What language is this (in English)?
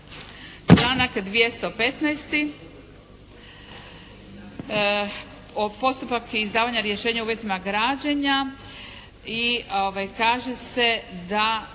Croatian